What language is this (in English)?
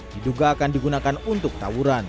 Indonesian